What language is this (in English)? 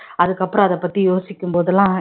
Tamil